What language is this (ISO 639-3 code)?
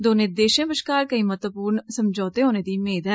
doi